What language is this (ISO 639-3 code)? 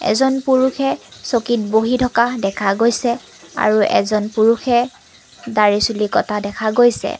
asm